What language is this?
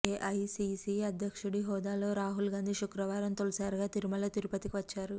Telugu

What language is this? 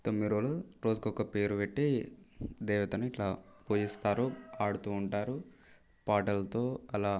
Telugu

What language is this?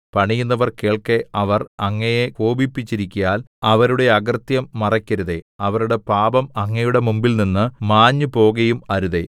Malayalam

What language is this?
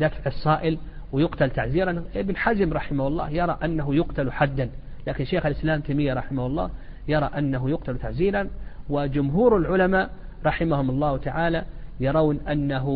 Arabic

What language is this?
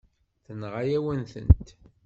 Kabyle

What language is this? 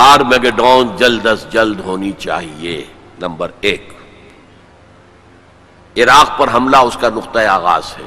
Urdu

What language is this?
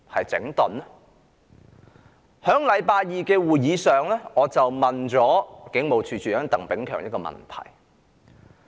Cantonese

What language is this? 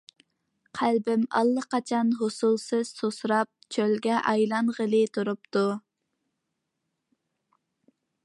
Uyghur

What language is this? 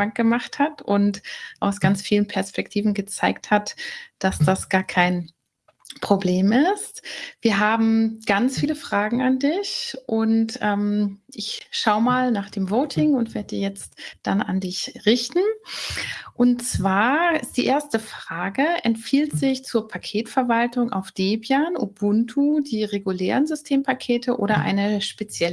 German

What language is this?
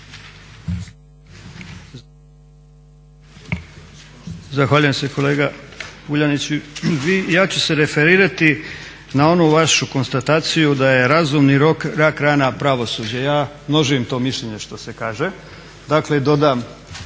Croatian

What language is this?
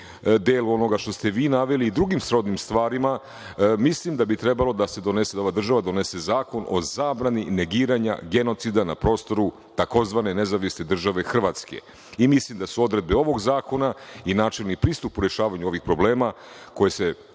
Serbian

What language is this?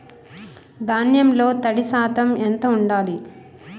Telugu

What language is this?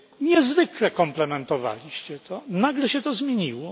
Polish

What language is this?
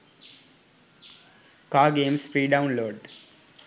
Sinhala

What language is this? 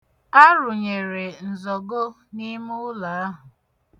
Igbo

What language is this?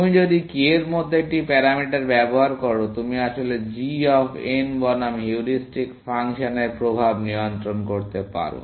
Bangla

